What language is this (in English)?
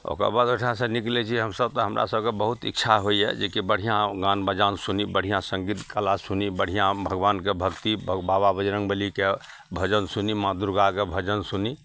Maithili